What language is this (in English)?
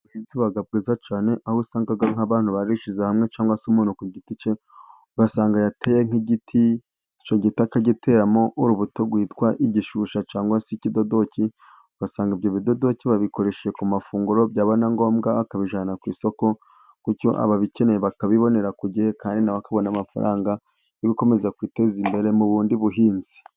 Kinyarwanda